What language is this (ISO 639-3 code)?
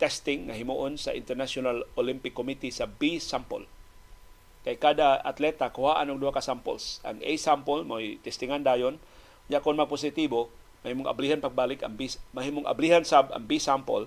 fil